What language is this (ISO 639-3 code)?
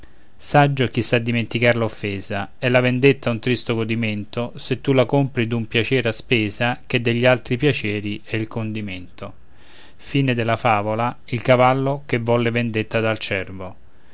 ita